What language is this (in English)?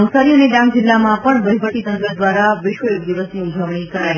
Gujarati